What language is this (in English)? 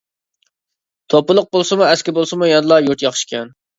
Uyghur